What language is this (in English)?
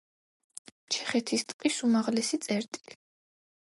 Georgian